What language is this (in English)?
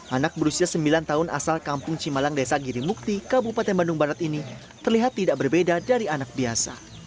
Indonesian